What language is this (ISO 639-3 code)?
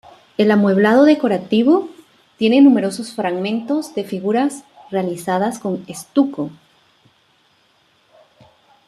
spa